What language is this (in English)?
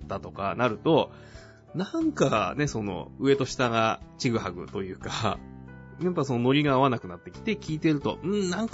Japanese